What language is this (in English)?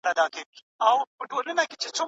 Pashto